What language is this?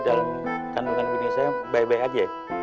Indonesian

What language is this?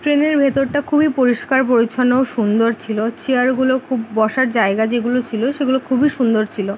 Bangla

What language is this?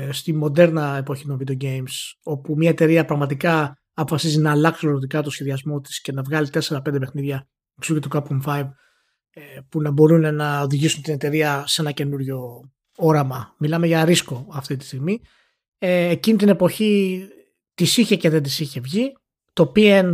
Greek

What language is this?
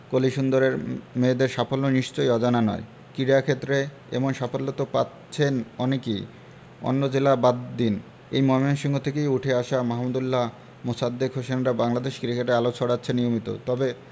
Bangla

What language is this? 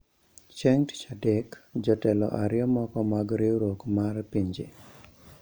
Luo (Kenya and Tanzania)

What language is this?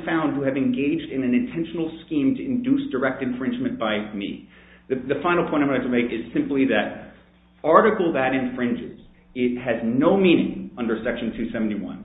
English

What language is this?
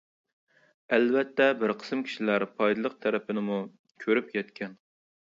Uyghur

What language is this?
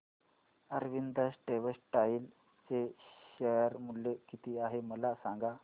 Marathi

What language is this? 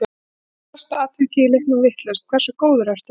Icelandic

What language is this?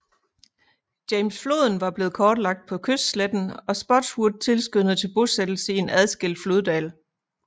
Danish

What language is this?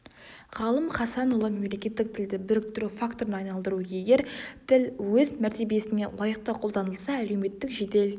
Kazakh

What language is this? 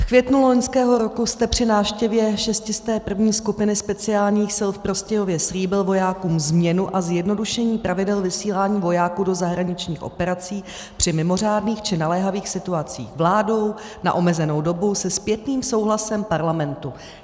Czech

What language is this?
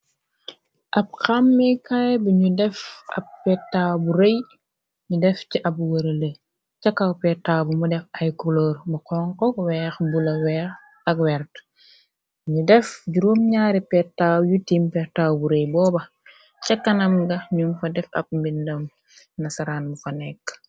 Wolof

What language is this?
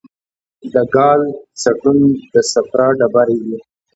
Pashto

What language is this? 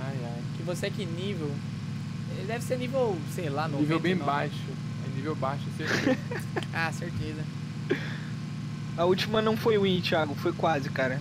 Portuguese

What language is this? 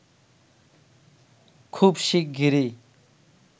Bangla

